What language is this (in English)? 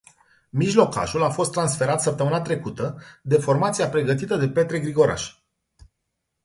Romanian